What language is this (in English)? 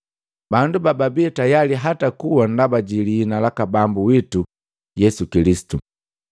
Matengo